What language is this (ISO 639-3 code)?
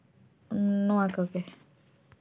sat